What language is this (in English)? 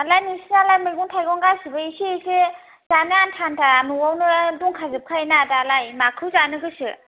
Bodo